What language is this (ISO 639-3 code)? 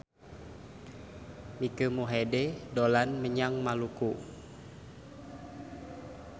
jav